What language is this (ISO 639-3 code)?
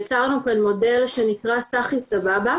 heb